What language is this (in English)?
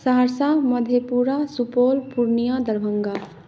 Maithili